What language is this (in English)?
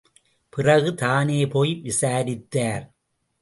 Tamil